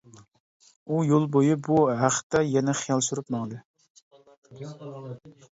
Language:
Uyghur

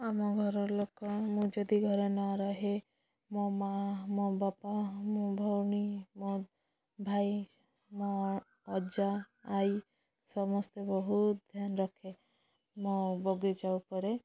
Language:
Odia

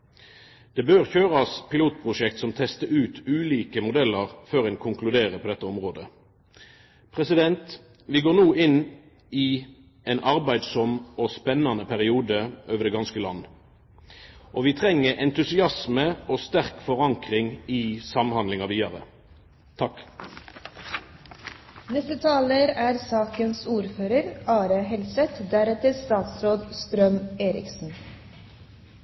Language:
Norwegian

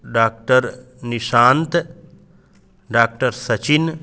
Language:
Sanskrit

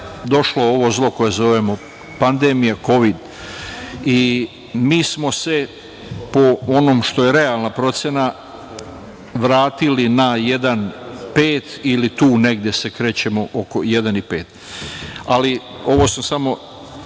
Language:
Serbian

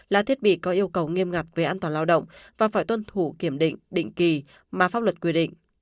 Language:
Vietnamese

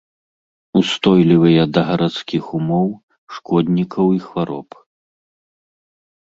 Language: Belarusian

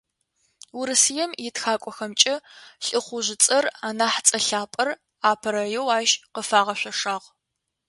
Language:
Adyghe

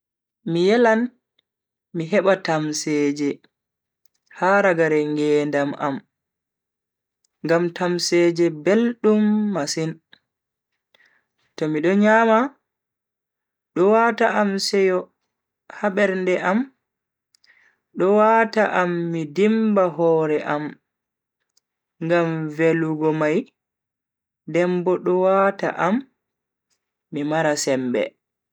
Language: Bagirmi Fulfulde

